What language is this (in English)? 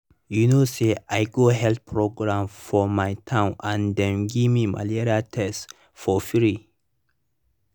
Nigerian Pidgin